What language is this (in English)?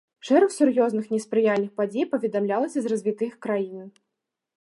Belarusian